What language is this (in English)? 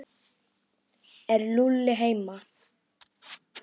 Icelandic